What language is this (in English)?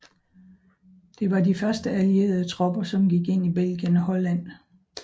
Danish